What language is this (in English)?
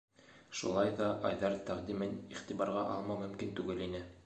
Bashkir